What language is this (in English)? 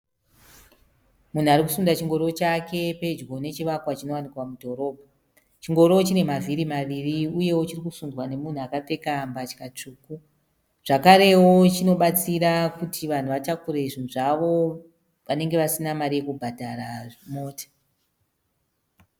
Shona